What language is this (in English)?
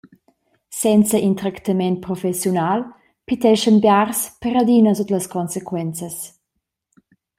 Romansh